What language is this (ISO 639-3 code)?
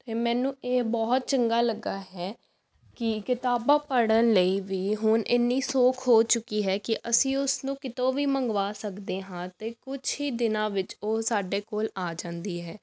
pan